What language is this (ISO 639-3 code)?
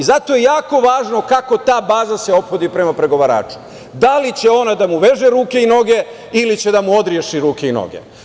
srp